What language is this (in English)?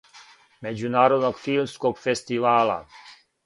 Serbian